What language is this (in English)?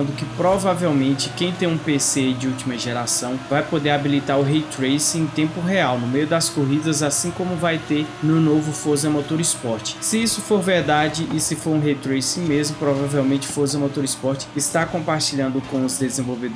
Portuguese